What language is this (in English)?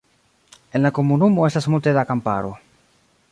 Esperanto